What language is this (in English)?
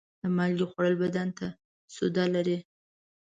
Pashto